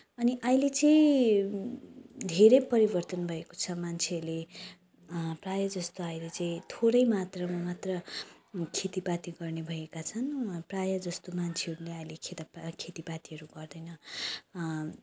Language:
Nepali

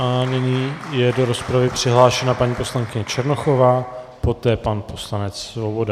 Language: Czech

